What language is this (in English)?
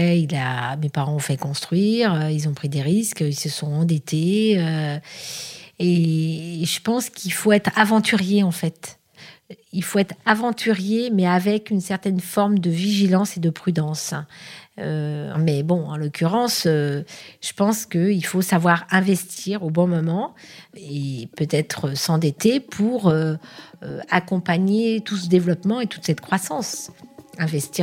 French